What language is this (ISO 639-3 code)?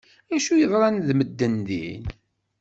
kab